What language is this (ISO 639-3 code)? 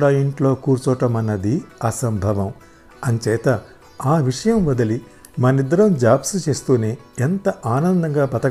tel